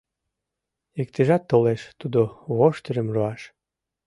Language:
Mari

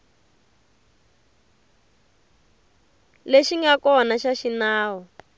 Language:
Tsonga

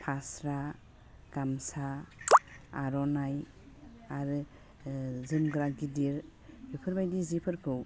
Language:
Bodo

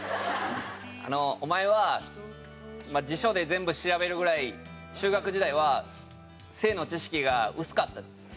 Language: Japanese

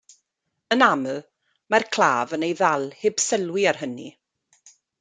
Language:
Welsh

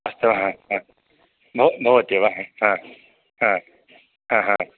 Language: Sanskrit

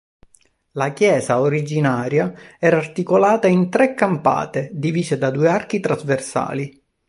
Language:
Italian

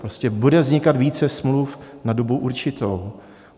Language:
Czech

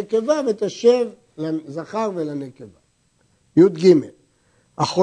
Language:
Hebrew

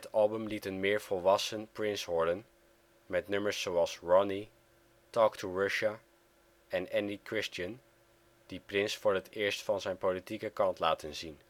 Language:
Dutch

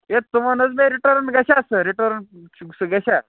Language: Kashmiri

